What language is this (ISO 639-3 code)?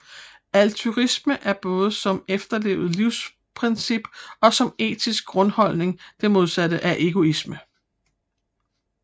dan